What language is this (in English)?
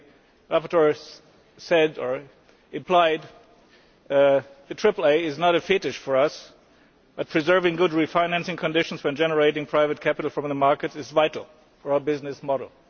English